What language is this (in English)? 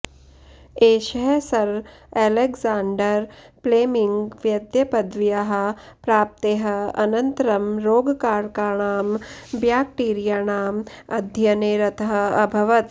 Sanskrit